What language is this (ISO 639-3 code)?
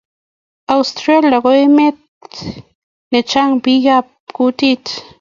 kln